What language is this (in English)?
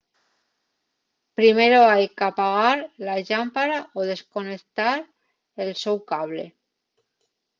Asturian